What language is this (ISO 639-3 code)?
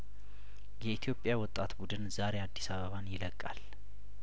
amh